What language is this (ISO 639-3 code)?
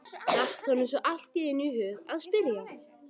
isl